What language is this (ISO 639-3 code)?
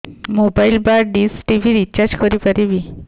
ori